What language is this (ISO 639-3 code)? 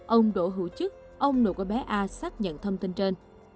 vie